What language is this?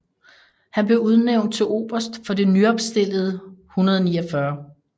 Danish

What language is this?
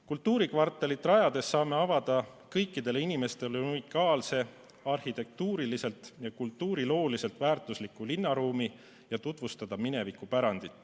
Estonian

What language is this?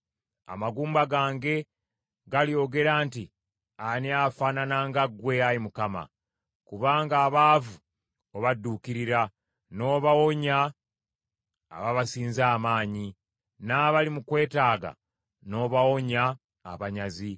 Ganda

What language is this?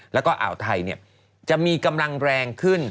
Thai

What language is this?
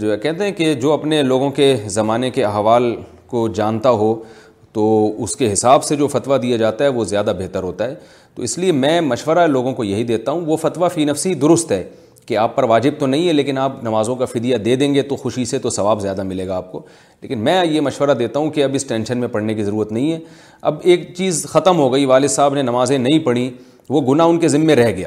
Urdu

